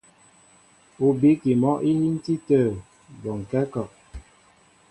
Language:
Mbo (Cameroon)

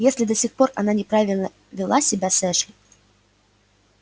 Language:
Russian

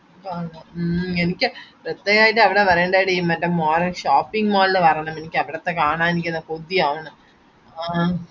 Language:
Malayalam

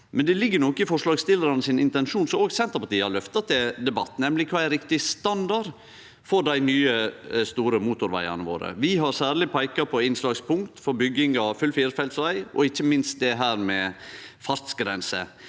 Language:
Norwegian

